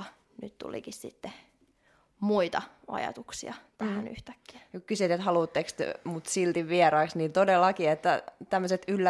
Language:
Finnish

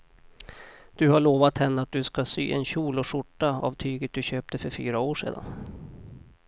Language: Swedish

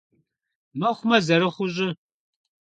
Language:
Kabardian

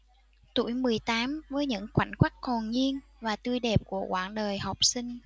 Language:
Vietnamese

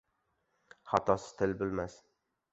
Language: Uzbek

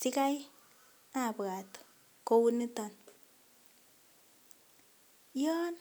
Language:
Kalenjin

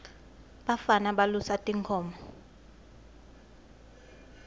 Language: Swati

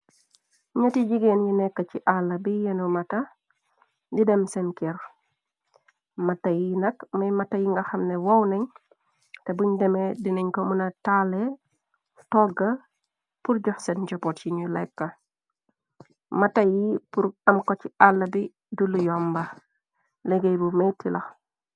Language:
Wolof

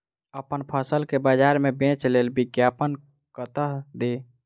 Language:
Maithili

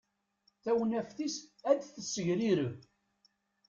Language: Kabyle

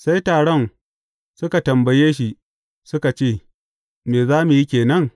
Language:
Hausa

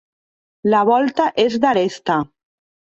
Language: Catalan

